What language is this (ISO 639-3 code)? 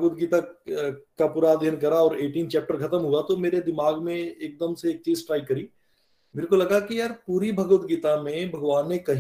hin